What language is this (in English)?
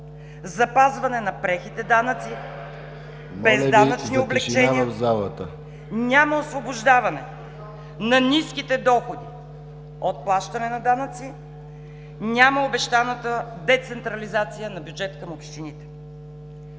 Bulgarian